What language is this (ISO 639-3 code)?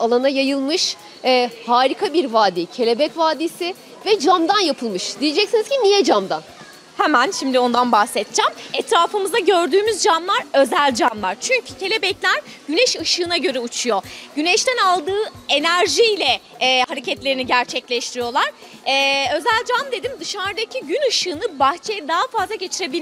tur